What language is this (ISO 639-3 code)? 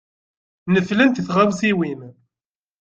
kab